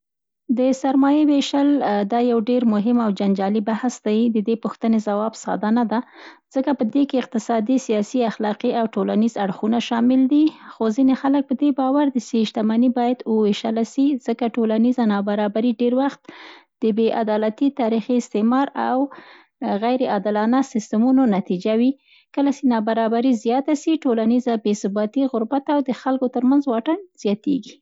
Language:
Central Pashto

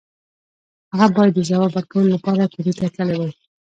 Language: Pashto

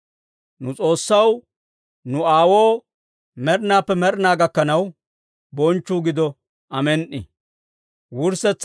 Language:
Dawro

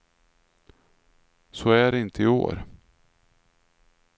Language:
Swedish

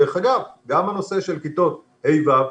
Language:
Hebrew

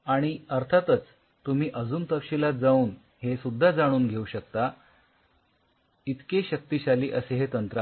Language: Marathi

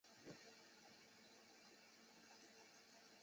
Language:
Chinese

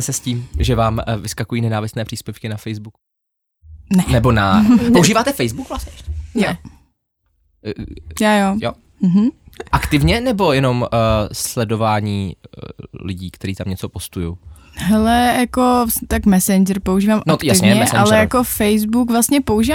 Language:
Czech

